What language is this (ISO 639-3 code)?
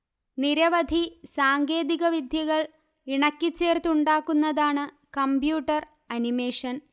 mal